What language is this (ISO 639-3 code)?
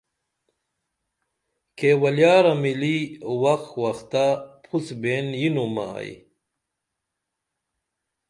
dml